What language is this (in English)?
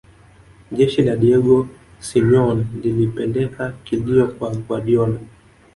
Swahili